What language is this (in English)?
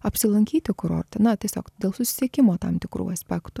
Lithuanian